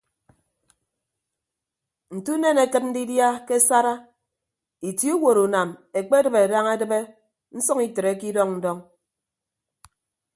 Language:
Ibibio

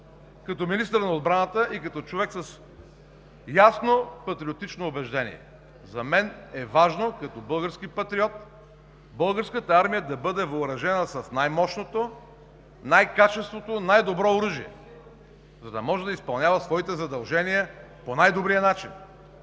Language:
Bulgarian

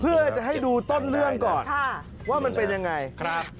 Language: Thai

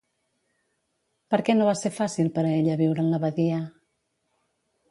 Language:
Catalan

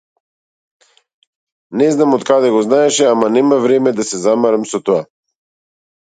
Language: Macedonian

